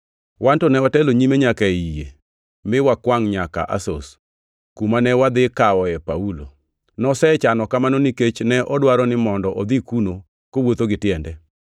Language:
Luo (Kenya and Tanzania)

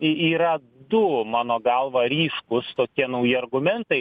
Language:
Lithuanian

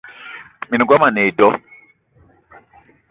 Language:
Eton (Cameroon)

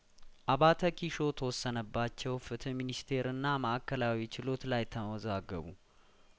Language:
Amharic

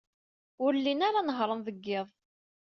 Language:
Kabyle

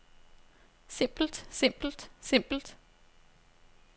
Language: Danish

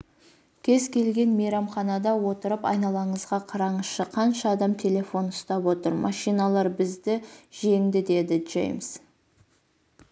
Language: Kazakh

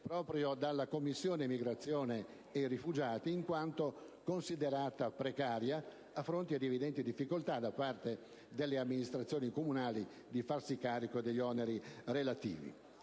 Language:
Italian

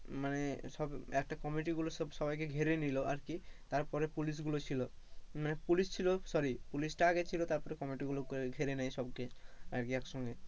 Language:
Bangla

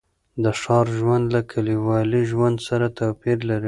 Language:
Pashto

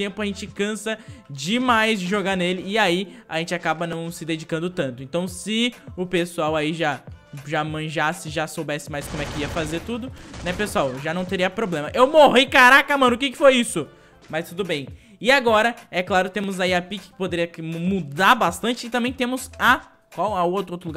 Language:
Portuguese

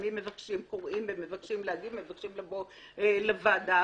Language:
Hebrew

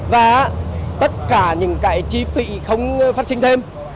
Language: Vietnamese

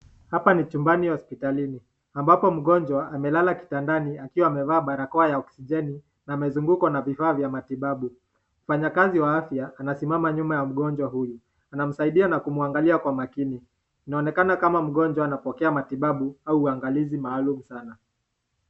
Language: Swahili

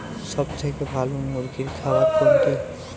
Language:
Bangla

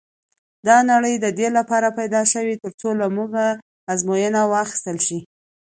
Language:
Pashto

